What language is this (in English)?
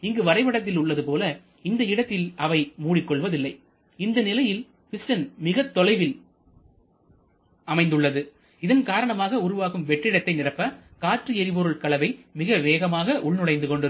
Tamil